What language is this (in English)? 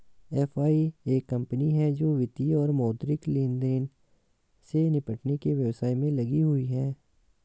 Hindi